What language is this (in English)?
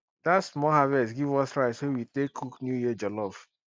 Nigerian Pidgin